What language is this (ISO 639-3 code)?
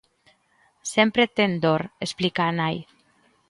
glg